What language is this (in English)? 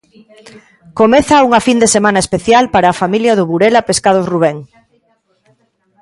Galician